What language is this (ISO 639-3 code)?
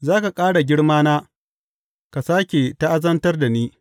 hau